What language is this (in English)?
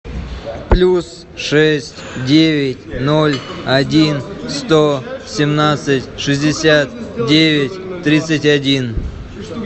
Russian